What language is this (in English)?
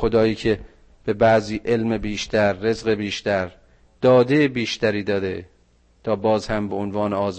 Persian